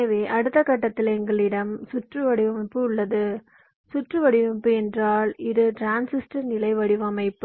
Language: Tamil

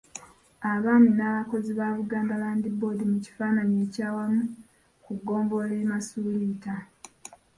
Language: Ganda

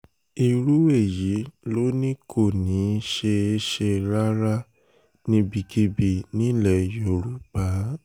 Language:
Yoruba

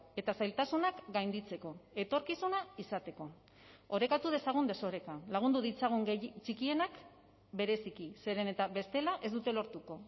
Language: Basque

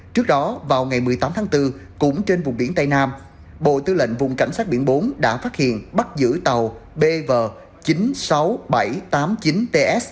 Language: Vietnamese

